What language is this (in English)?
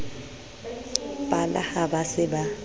Southern Sotho